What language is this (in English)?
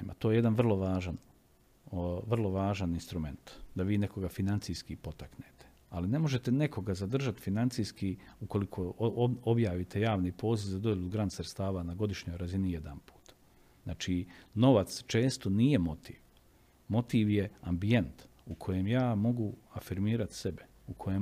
Croatian